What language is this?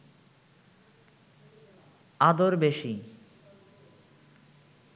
Bangla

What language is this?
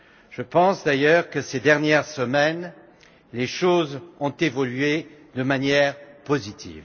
French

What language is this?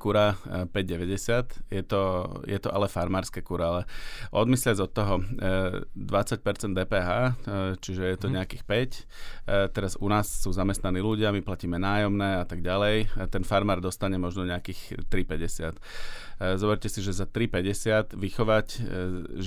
Slovak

